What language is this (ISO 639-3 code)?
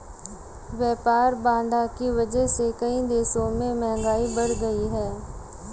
hin